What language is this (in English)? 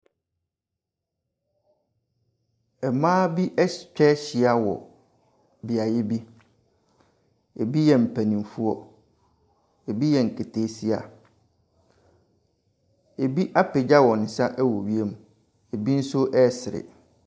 Akan